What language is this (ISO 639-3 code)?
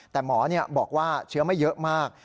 tha